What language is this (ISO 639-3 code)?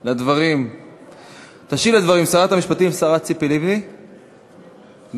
heb